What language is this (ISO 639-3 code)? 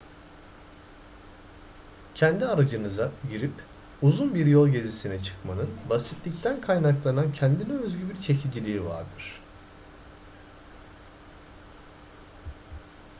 tur